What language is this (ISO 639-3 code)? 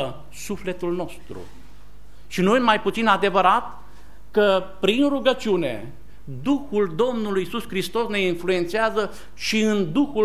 ron